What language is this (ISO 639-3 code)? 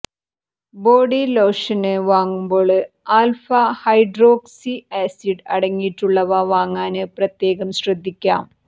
mal